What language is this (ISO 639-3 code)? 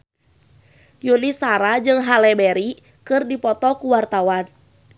sun